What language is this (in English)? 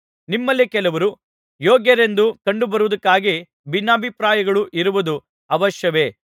Kannada